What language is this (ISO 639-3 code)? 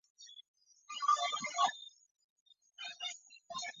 zho